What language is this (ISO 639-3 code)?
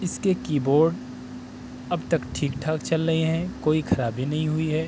urd